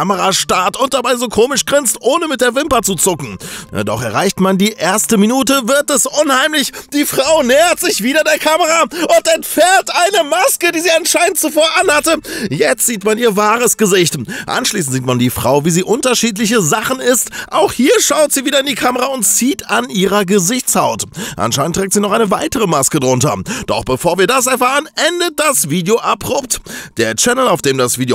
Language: German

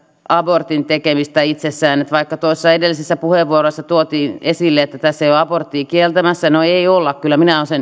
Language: Finnish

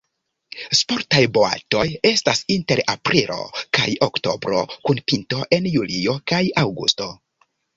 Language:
Esperanto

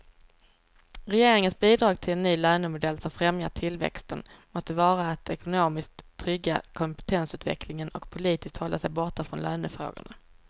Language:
Swedish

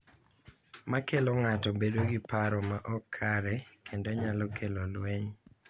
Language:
Luo (Kenya and Tanzania)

